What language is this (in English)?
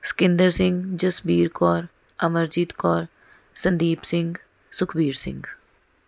Punjabi